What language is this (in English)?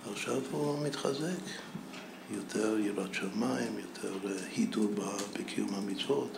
Hebrew